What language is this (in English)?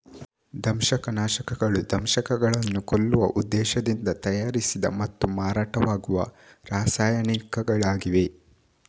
Kannada